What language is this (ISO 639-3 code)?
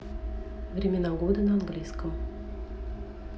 rus